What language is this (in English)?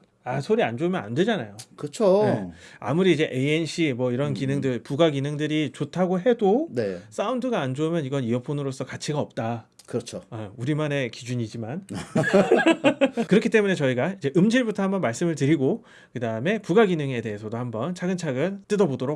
Korean